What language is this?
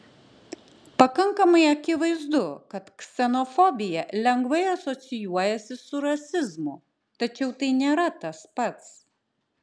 Lithuanian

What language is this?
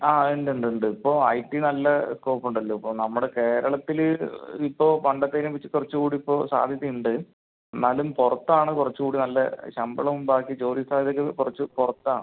Malayalam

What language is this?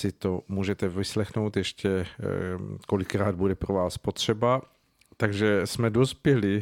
Czech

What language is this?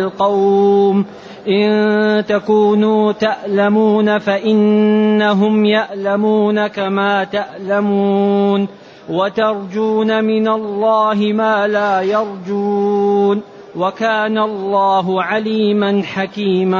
Arabic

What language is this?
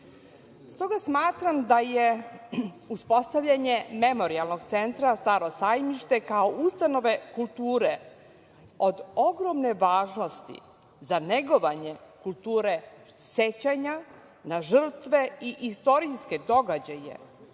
Serbian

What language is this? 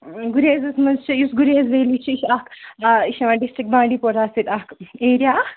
Kashmiri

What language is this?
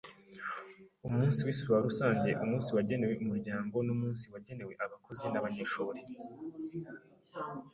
Kinyarwanda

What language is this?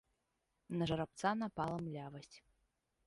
Belarusian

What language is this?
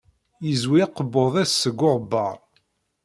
Kabyle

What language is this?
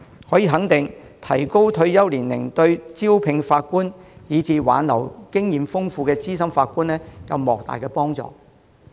Cantonese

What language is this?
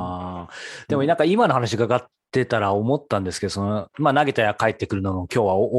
Japanese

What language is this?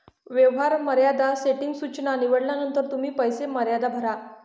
Marathi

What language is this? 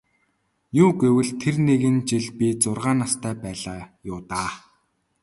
Mongolian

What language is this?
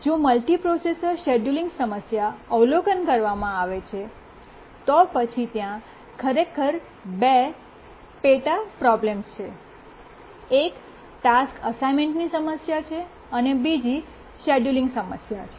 Gujarati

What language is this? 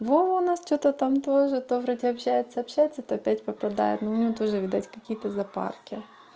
Russian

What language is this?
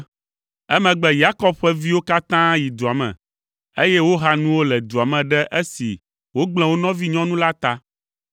Ewe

